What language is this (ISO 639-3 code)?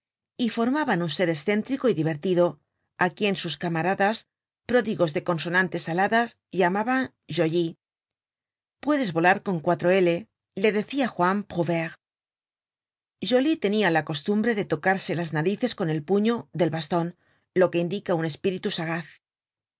spa